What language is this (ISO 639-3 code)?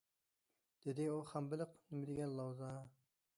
uig